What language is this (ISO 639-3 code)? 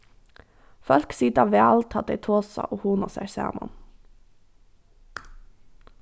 fao